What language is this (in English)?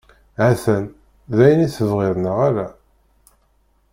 Kabyle